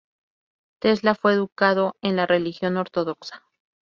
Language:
Spanish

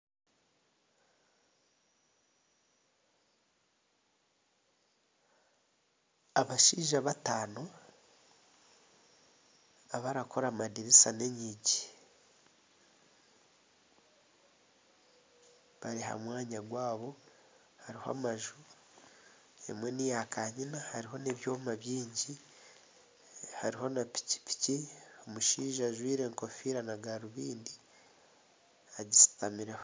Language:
Nyankole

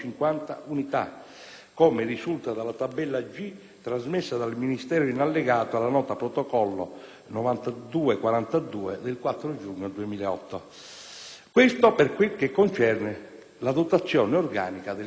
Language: Italian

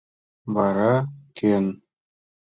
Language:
Mari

